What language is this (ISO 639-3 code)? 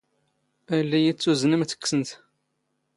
zgh